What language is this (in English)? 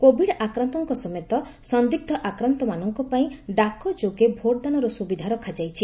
Odia